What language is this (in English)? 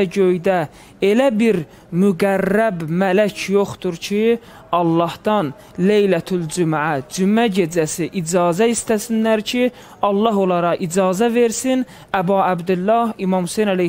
Turkish